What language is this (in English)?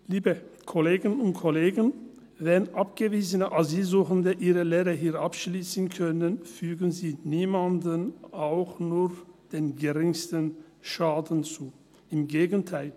Swiss German